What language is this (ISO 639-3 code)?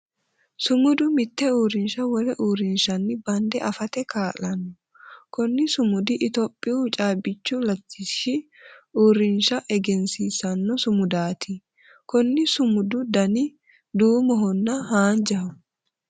sid